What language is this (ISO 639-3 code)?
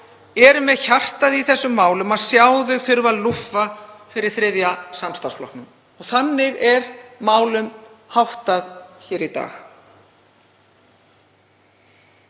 isl